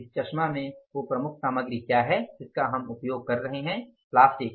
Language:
Hindi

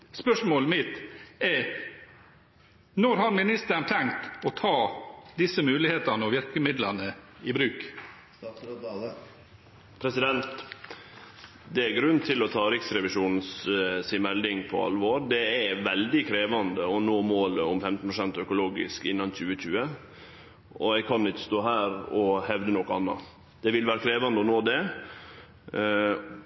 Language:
Norwegian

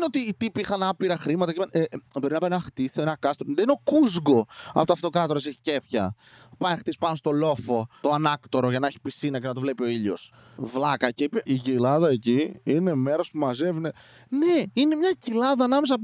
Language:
Greek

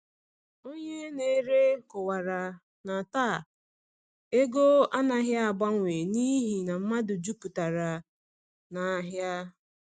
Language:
Igbo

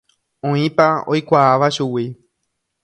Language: Guarani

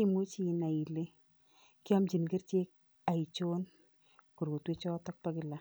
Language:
Kalenjin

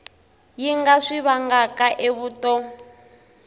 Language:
Tsonga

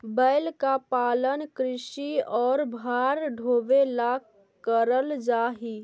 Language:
Magahi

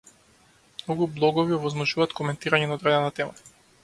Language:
Macedonian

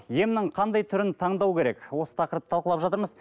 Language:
Kazakh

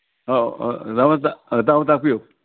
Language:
Manipuri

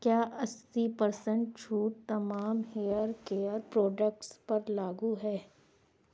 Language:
Urdu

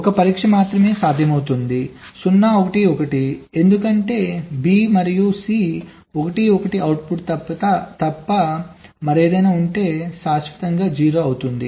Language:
Telugu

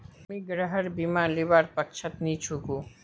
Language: Magahi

